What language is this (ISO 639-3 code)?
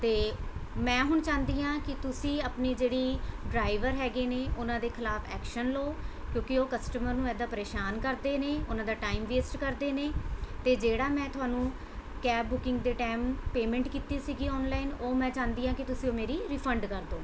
pan